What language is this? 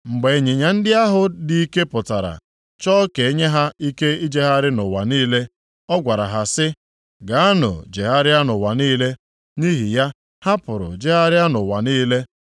Igbo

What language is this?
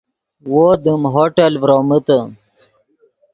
Yidgha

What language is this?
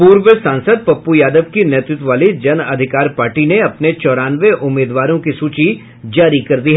Hindi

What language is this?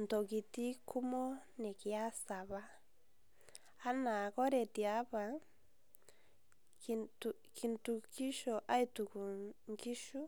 Masai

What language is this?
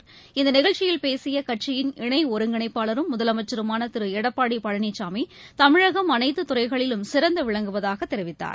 Tamil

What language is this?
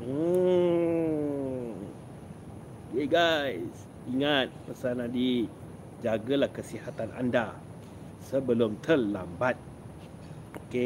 Malay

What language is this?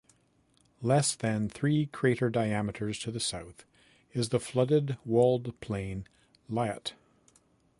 English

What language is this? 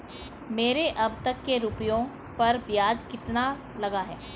Hindi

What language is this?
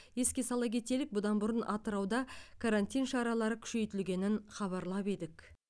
Kazakh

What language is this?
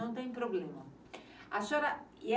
Portuguese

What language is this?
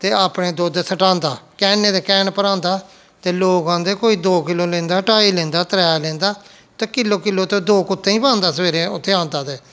Dogri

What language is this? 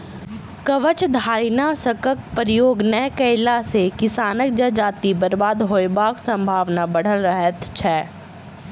Maithili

